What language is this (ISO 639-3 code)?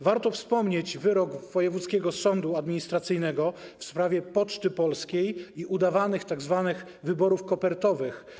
pol